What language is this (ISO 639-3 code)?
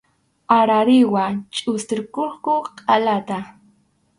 qxu